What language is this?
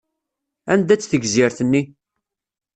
Kabyle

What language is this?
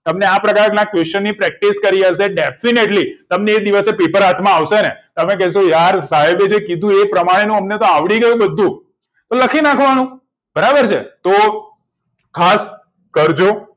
Gujarati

